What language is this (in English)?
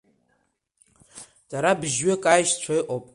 Abkhazian